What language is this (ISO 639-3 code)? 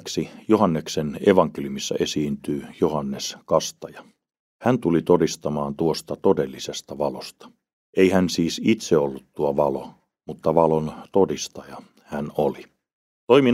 fin